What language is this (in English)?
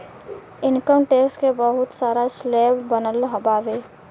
Bhojpuri